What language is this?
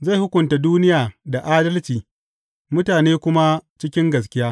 Hausa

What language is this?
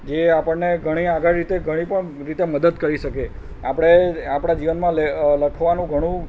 Gujarati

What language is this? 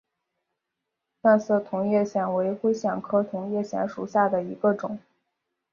Chinese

